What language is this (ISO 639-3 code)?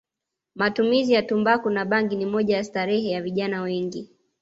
swa